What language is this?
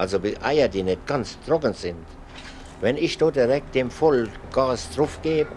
German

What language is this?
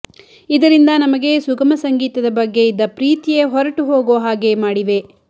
Kannada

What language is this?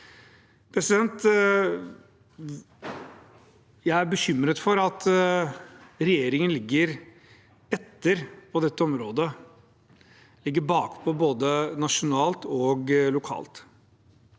Norwegian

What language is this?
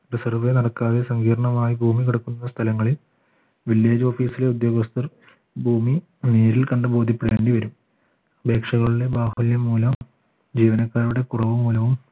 Malayalam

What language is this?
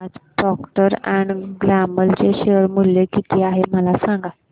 Marathi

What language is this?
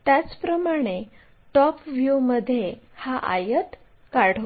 Marathi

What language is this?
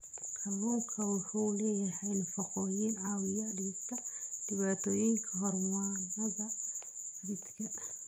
Somali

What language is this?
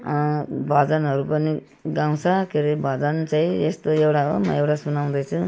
Nepali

